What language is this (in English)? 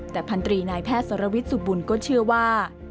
Thai